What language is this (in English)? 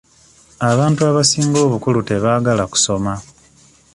Ganda